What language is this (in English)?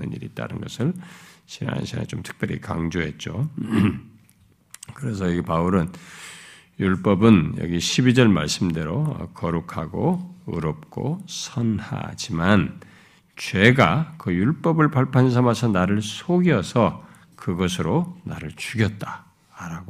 Korean